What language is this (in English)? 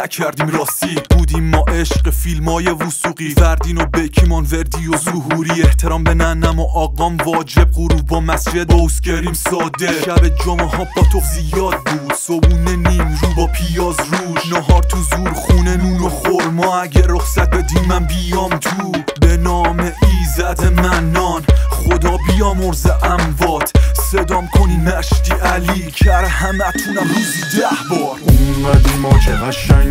Persian